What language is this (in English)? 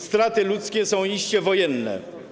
Polish